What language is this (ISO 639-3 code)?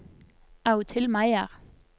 nor